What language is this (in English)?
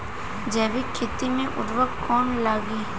Bhojpuri